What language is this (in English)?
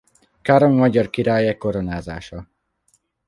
Hungarian